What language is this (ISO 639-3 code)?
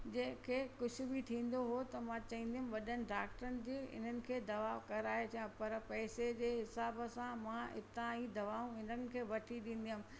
snd